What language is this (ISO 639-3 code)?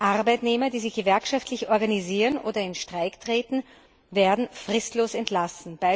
deu